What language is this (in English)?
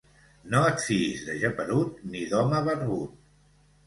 Catalan